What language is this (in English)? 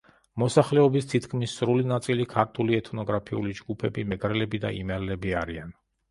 Georgian